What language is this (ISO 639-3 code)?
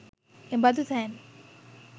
sin